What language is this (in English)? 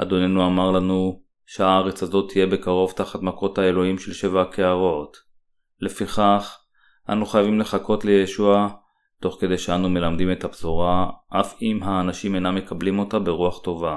Hebrew